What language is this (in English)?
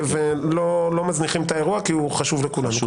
Hebrew